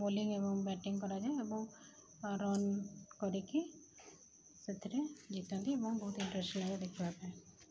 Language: Odia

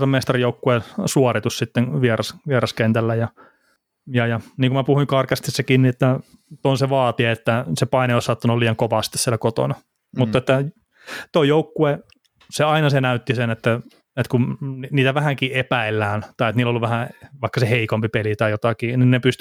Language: Finnish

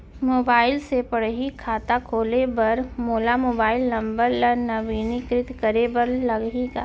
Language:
Chhattisgarhi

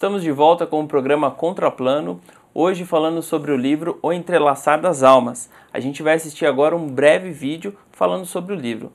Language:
Portuguese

